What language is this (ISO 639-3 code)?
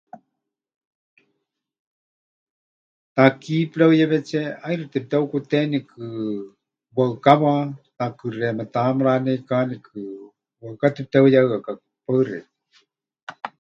hch